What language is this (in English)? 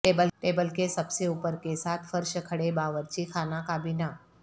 Urdu